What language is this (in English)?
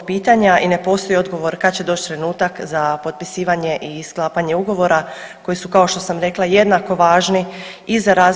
Croatian